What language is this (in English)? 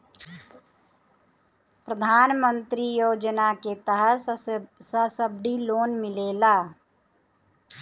Bhojpuri